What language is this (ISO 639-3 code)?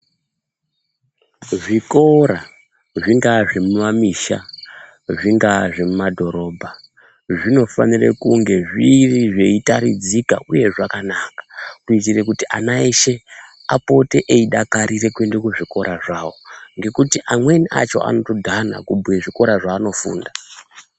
ndc